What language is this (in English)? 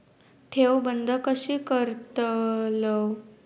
Marathi